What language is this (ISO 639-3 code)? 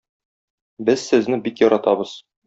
tat